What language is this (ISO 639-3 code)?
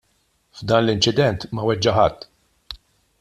mlt